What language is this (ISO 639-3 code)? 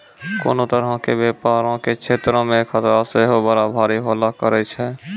mai